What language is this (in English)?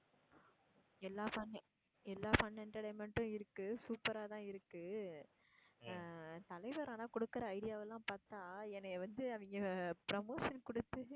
Tamil